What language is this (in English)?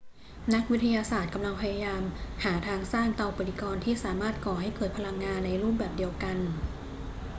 Thai